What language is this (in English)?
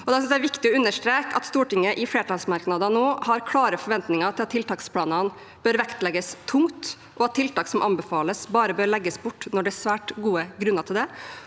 Norwegian